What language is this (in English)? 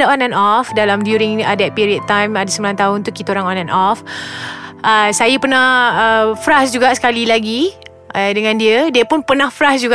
Malay